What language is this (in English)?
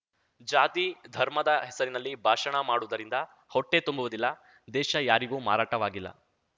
Kannada